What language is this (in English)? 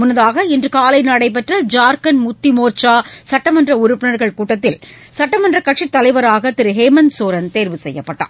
Tamil